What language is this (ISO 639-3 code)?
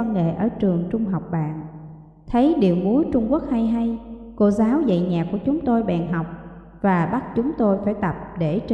vie